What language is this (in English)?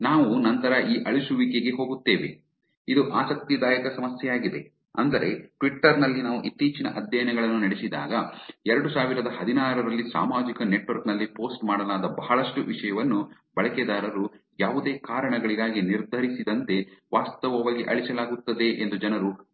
Kannada